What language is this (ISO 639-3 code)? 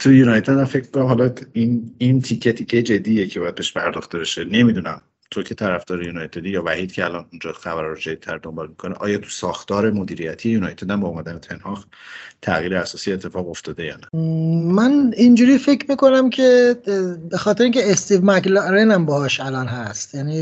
fas